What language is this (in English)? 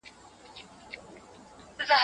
Pashto